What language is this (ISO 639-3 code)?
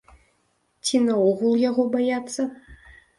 bel